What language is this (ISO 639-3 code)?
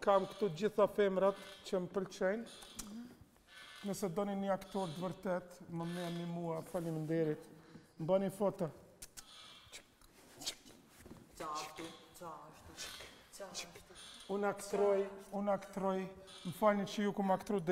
ron